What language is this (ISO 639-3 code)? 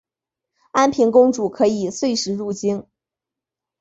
zho